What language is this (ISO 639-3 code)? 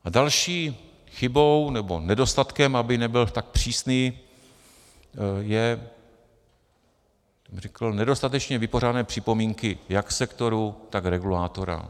ces